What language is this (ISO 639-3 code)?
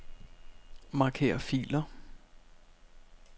dan